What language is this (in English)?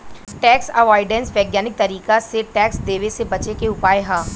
Bhojpuri